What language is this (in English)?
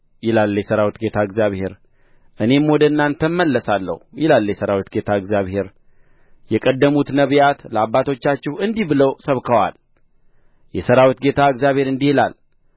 Amharic